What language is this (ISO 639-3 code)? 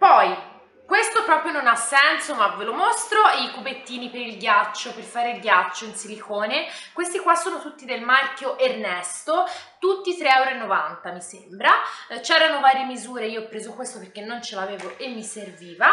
ita